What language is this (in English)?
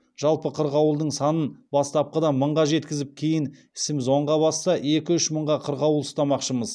Kazakh